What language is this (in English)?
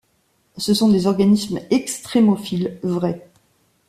French